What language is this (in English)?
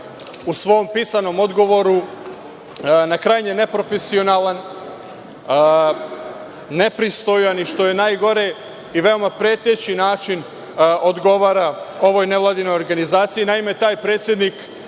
Serbian